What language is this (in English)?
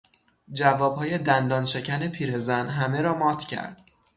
Persian